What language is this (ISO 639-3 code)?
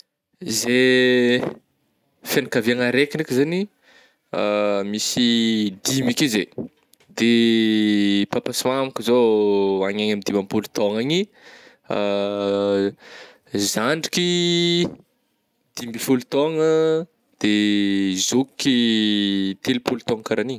bmm